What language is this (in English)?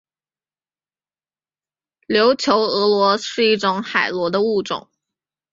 Chinese